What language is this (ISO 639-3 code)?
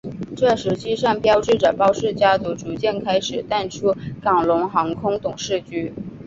zho